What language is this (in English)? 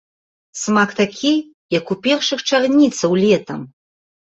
Belarusian